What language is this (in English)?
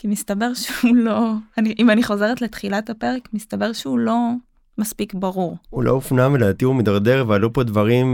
Hebrew